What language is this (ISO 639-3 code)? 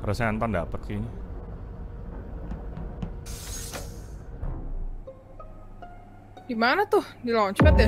ind